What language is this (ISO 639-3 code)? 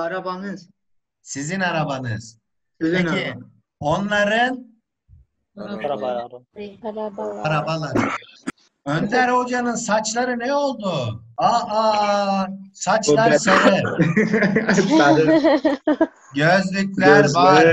tur